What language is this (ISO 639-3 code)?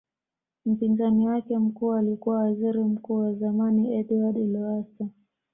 swa